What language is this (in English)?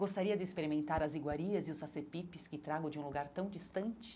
Portuguese